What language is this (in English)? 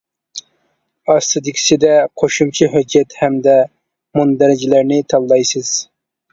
Uyghur